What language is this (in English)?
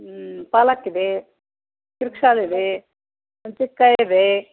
Kannada